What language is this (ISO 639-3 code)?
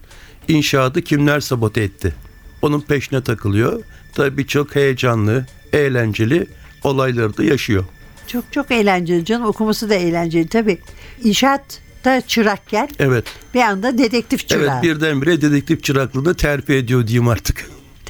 tur